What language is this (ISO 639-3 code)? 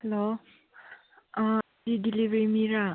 mni